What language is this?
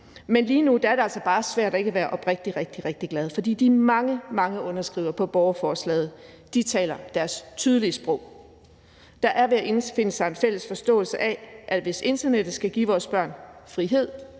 Danish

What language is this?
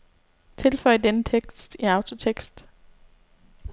Danish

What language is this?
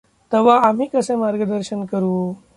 Marathi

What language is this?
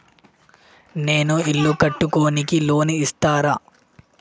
Telugu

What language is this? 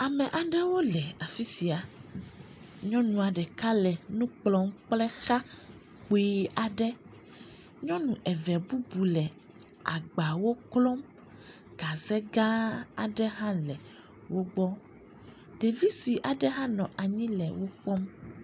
Ewe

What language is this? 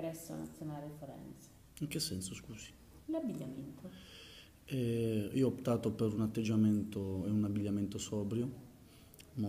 Italian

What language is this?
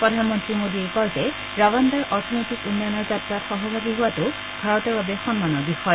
Assamese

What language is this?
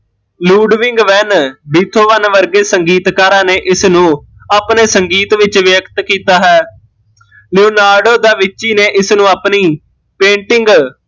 Punjabi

